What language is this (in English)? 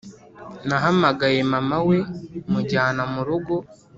Kinyarwanda